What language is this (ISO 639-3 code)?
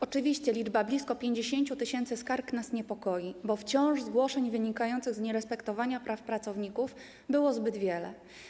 pol